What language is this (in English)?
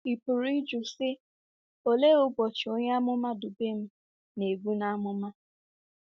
Igbo